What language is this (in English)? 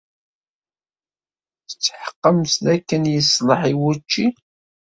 Kabyle